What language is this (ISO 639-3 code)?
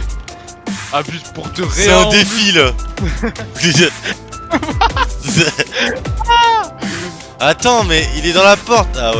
fra